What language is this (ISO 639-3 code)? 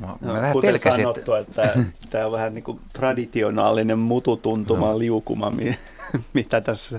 fin